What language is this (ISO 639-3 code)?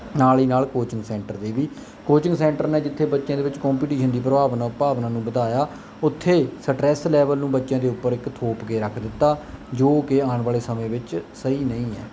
pan